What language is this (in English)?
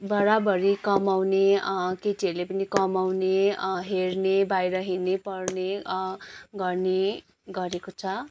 Nepali